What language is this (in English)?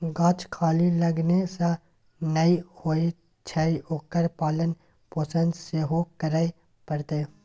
Maithili